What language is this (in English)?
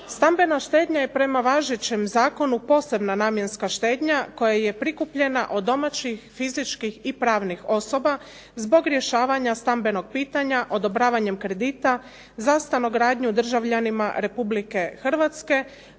Croatian